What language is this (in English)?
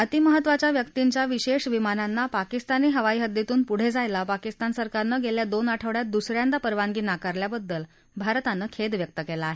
Marathi